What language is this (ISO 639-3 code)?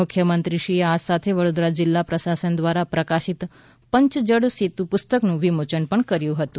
guj